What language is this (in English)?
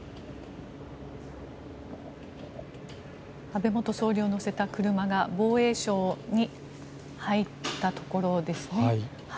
Japanese